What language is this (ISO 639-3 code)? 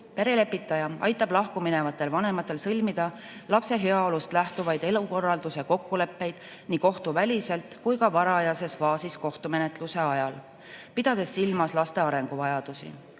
est